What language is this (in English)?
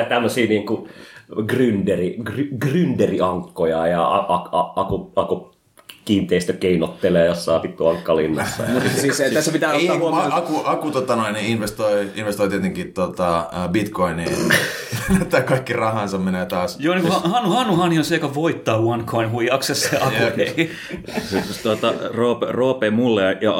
Finnish